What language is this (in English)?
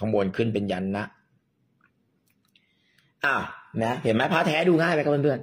Thai